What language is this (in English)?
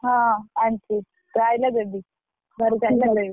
Odia